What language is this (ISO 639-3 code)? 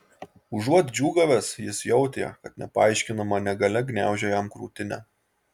lit